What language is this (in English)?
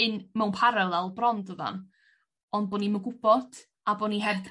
Welsh